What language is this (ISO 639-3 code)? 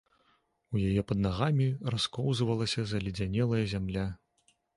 bel